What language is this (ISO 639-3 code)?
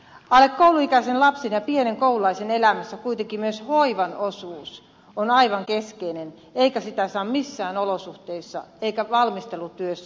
fin